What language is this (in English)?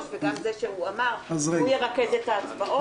Hebrew